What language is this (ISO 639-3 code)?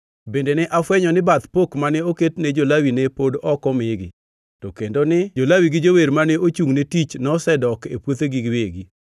luo